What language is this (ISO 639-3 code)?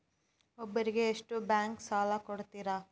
kan